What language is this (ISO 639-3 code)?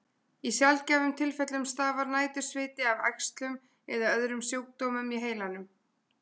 isl